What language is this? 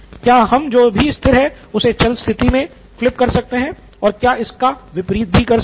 Hindi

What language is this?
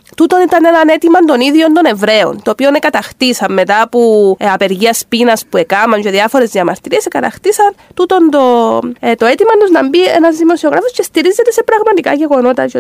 Greek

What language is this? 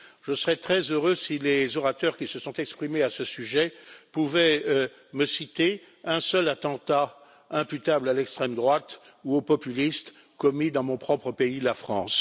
French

